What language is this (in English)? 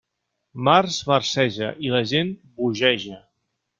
Catalan